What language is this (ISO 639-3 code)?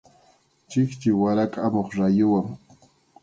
qxu